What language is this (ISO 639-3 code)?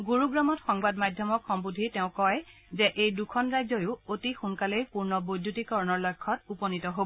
asm